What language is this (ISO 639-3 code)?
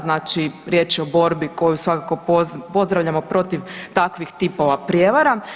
hrv